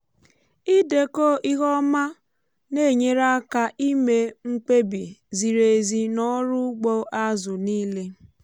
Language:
Igbo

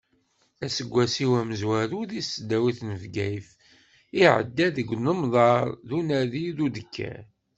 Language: Kabyle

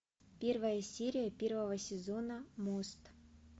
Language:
Russian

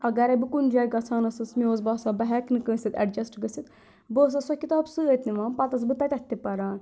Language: Kashmiri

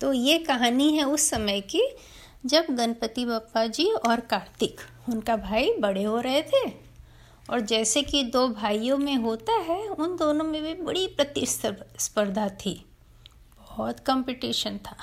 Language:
Hindi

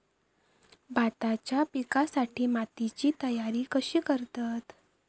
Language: Marathi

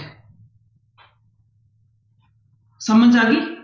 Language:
Punjabi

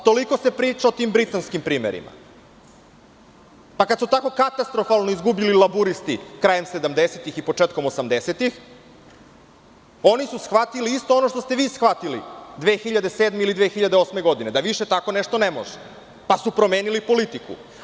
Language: Serbian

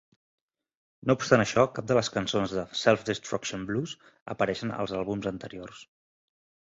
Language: Catalan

